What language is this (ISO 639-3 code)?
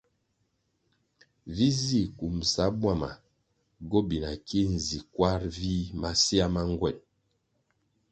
nmg